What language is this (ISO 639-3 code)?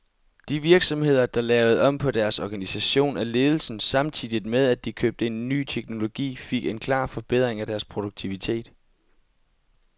dan